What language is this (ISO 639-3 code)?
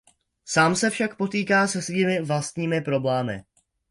ces